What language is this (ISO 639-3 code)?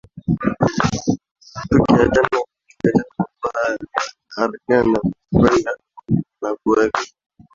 swa